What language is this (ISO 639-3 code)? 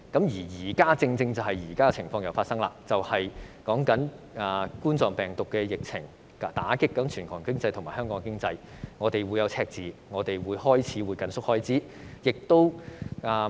yue